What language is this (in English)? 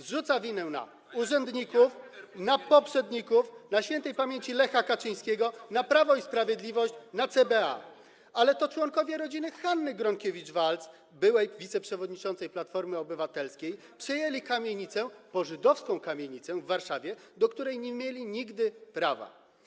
Polish